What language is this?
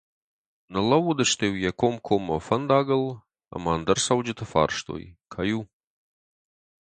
Ossetic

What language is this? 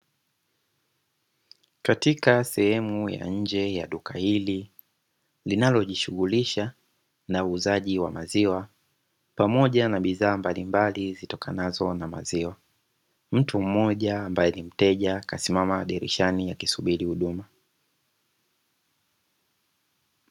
Swahili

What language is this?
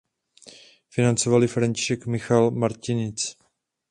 Czech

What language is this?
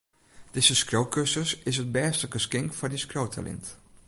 Western Frisian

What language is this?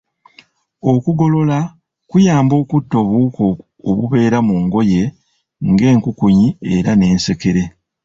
Ganda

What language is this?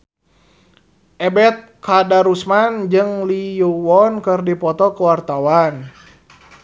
Sundanese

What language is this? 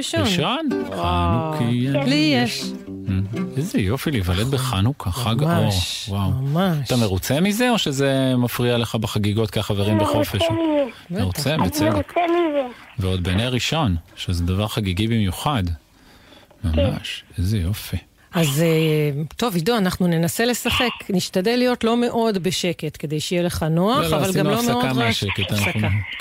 Hebrew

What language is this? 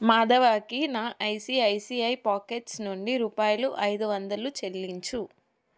Telugu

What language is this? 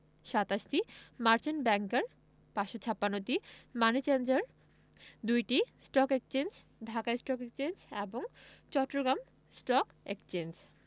Bangla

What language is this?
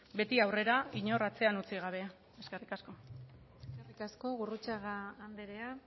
Basque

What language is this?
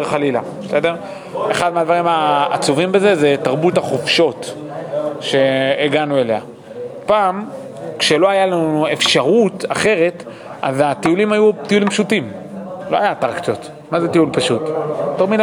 Hebrew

